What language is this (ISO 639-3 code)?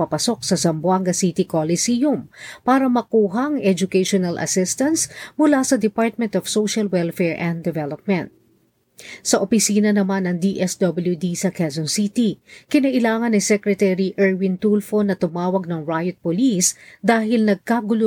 fil